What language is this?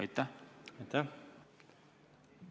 Estonian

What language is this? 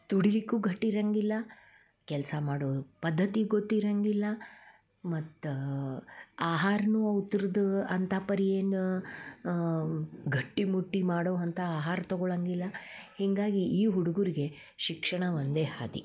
Kannada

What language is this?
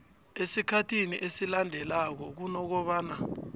South Ndebele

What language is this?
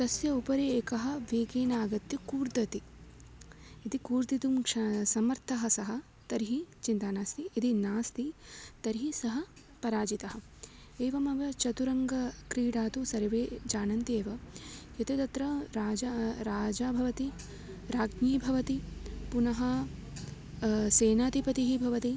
Sanskrit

